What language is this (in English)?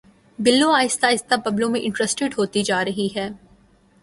Urdu